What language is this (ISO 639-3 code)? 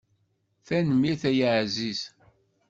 kab